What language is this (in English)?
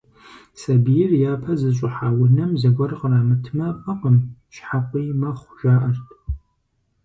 Kabardian